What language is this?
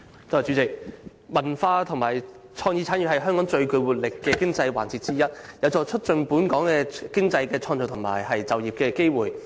Cantonese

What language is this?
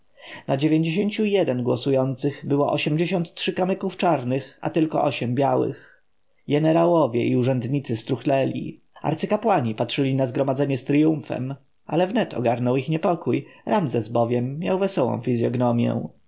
Polish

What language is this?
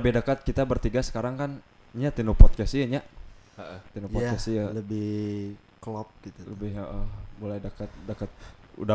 Indonesian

